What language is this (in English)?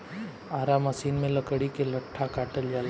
Bhojpuri